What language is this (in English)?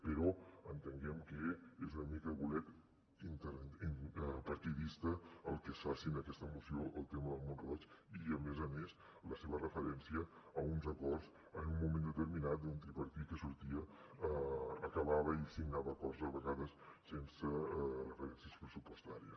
Catalan